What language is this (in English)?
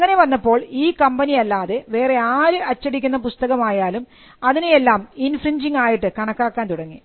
Malayalam